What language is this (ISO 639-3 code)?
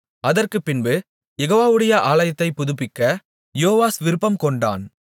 tam